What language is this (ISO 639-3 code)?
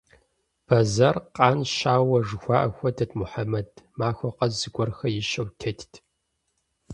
kbd